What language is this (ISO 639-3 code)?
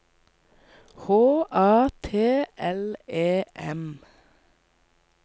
nor